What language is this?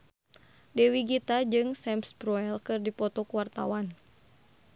Sundanese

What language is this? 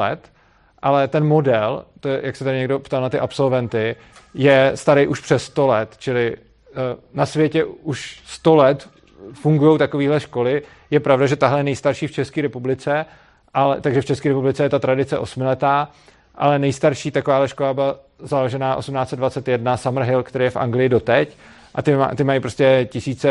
Czech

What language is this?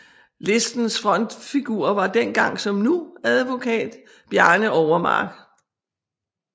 Danish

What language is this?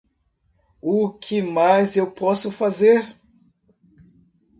Portuguese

